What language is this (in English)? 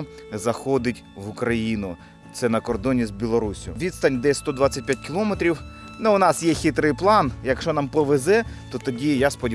Ukrainian